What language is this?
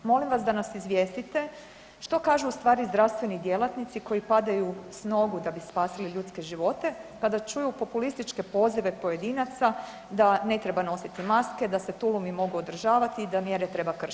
Croatian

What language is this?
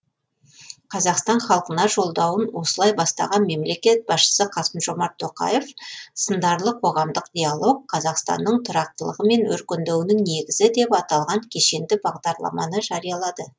Kazakh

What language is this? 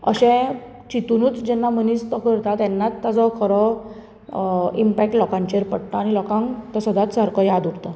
Konkani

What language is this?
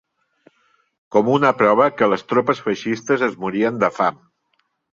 Catalan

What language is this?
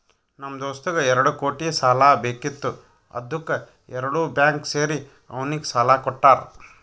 Kannada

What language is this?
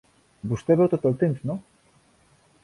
Catalan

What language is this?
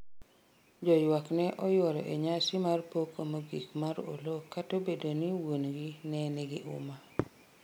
Luo (Kenya and Tanzania)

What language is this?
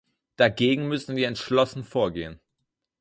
German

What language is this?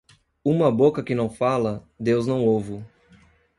Portuguese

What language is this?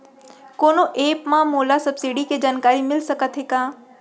Chhattisgarhi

